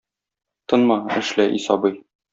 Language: Tatar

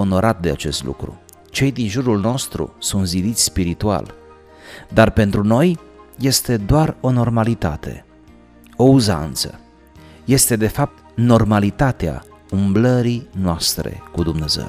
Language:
Romanian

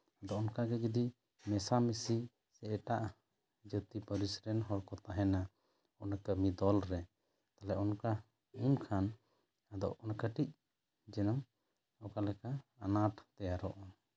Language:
Santali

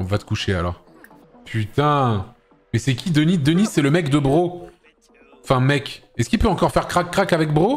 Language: French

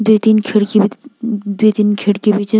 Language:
Garhwali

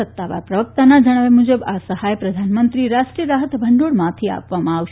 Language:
Gujarati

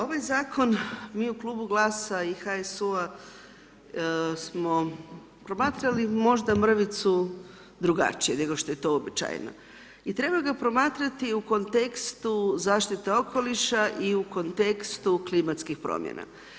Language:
Croatian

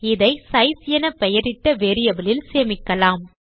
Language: Tamil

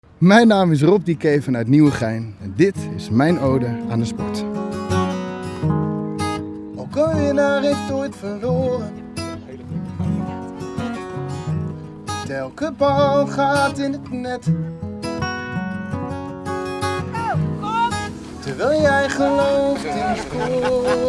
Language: Dutch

